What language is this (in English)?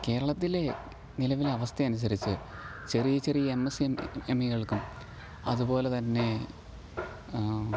Malayalam